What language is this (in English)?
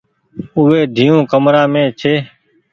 Goaria